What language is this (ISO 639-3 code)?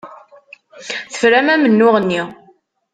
kab